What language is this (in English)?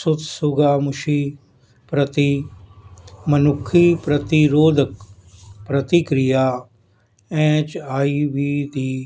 Punjabi